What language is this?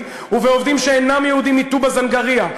Hebrew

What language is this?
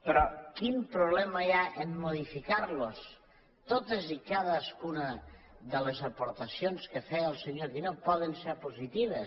Catalan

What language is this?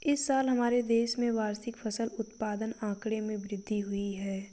Hindi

